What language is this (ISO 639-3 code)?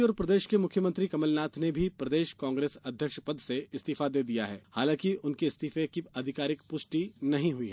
hin